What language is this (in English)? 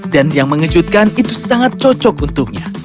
Indonesian